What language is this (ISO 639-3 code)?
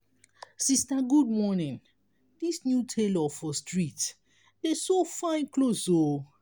pcm